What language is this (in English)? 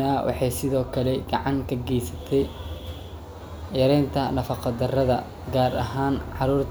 Somali